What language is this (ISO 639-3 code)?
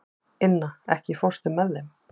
isl